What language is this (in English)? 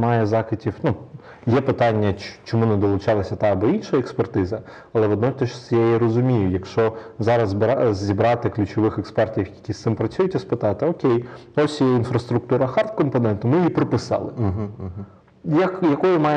Ukrainian